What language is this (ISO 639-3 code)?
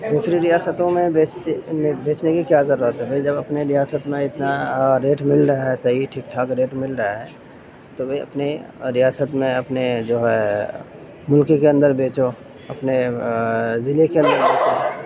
urd